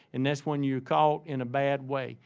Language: English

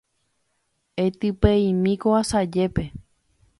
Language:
Guarani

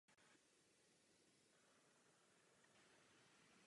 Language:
Czech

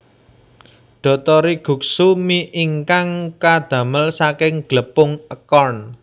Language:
Javanese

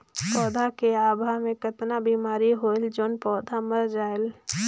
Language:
Chhattisgarhi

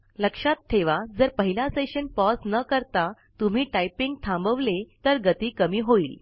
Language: Marathi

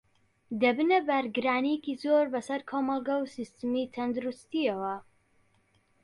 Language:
Central Kurdish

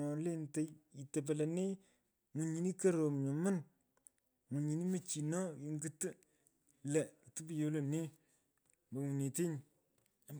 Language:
Pökoot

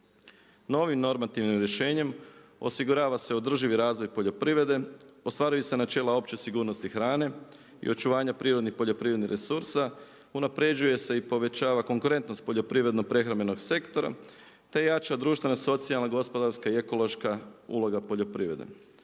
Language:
Croatian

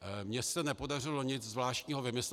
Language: Czech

